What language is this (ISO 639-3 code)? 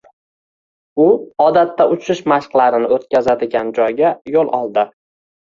uzb